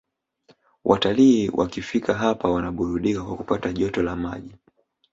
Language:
Swahili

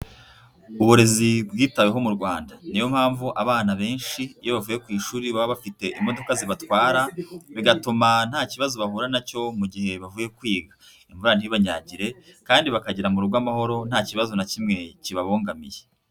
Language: Kinyarwanda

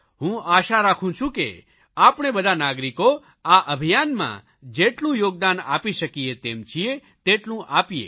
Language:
Gujarati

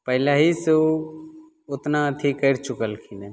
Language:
Maithili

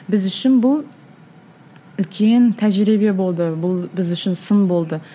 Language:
Kazakh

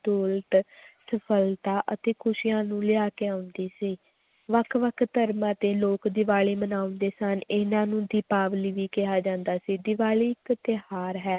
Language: Punjabi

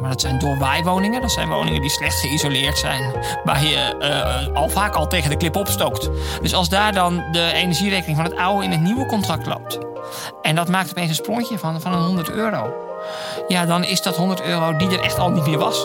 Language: Dutch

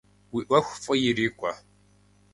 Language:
Kabardian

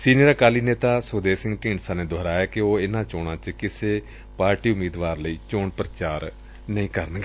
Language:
Punjabi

